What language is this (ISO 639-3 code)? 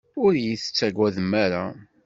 kab